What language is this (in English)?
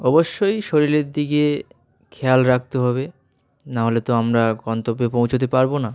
Bangla